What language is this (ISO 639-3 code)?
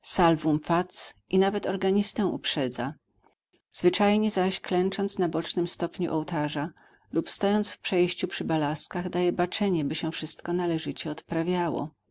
pol